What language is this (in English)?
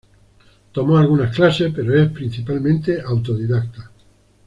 Spanish